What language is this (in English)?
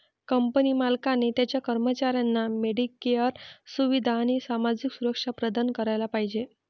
Marathi